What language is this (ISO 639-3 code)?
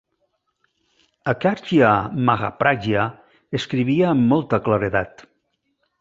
cat